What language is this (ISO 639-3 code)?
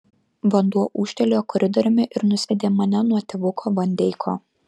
lit